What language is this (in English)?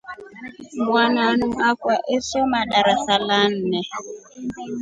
Rombo